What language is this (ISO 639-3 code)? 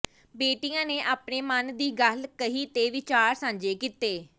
pan